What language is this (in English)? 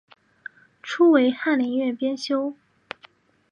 Chinese